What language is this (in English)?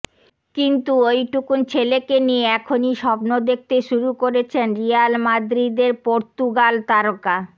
Bangla